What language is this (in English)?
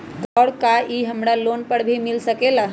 Magahi